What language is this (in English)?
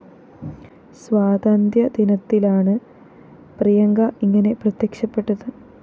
Malayalam